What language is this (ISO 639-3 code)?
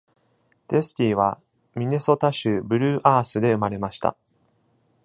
jpn